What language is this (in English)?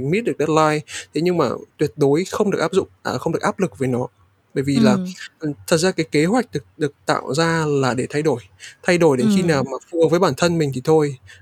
Vietnamese